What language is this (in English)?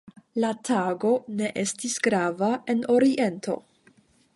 Esperanto